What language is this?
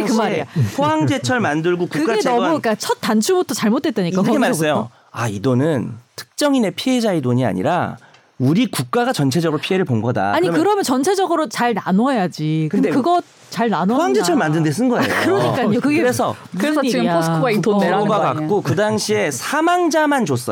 Korean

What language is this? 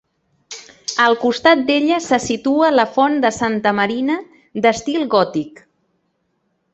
Catalan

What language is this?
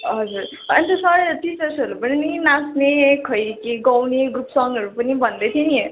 Nepali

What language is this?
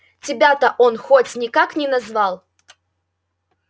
Russian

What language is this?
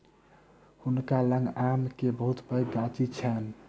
Maithili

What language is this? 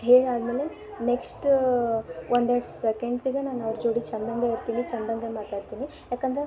Kannada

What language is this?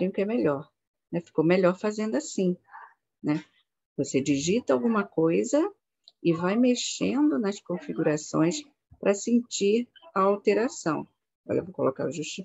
Portuguese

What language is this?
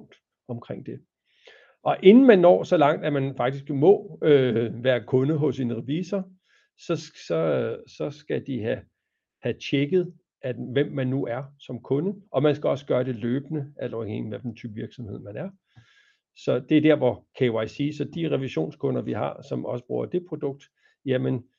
Danish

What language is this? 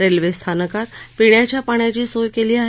Marathi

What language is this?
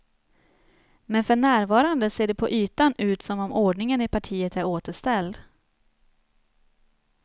Swedish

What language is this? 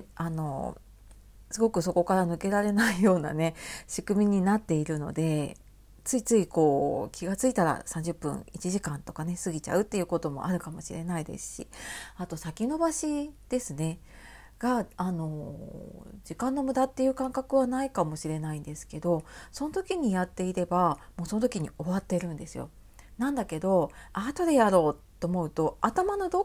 Japanese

